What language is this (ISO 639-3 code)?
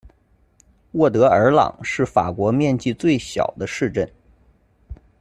zho